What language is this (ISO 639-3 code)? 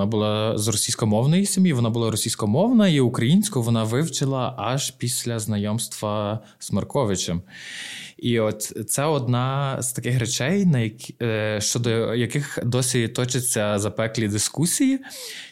ukr